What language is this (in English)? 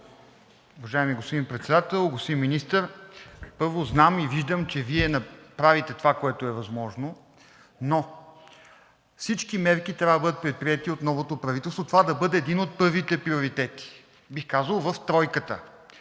Bulgarian